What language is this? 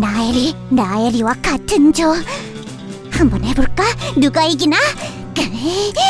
Korean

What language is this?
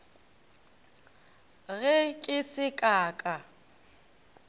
Northern Sotho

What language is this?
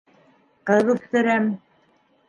Bashkir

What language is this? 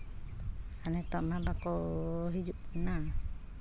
Santali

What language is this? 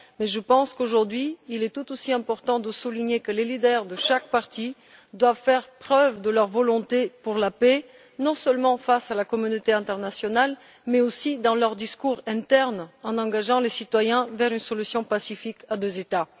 French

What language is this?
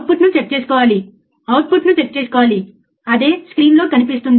Telugu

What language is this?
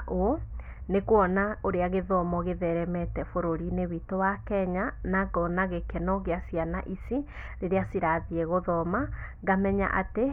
Kikuyu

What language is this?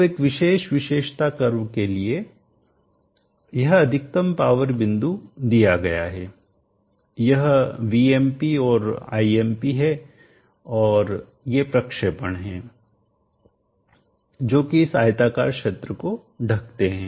Hindi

